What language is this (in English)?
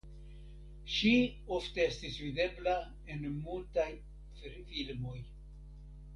Esperanto